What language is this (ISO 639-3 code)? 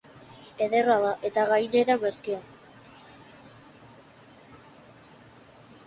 eus